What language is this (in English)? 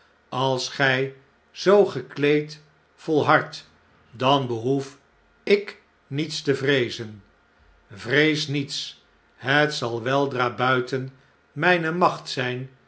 Dutch